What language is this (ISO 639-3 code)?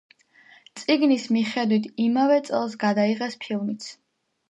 kat